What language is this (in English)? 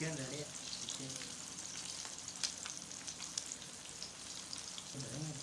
Telugu